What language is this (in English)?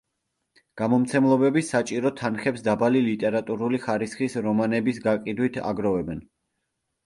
Georgian